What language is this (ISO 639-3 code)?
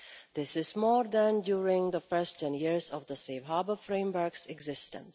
eng